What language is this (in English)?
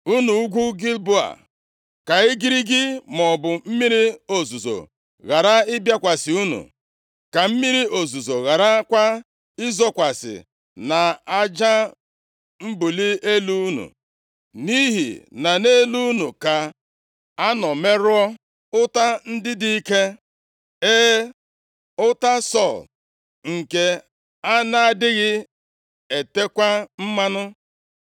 Igbo